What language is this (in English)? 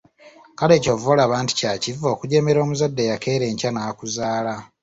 Ganda